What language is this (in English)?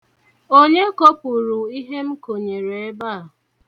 Igbo